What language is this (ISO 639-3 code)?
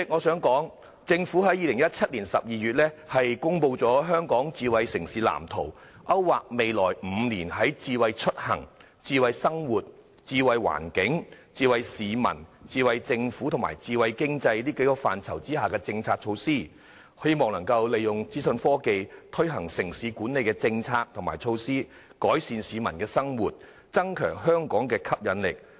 yue